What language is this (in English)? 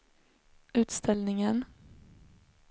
Swedish